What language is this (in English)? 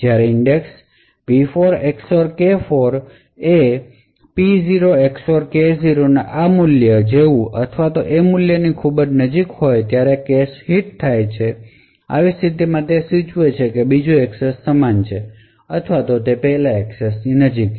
Gujarati